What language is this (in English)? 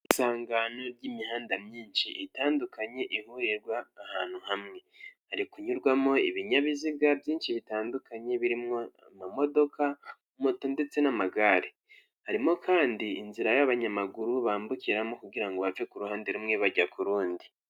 Kinyarwanda